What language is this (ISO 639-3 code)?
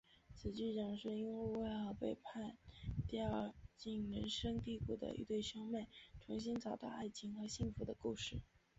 zho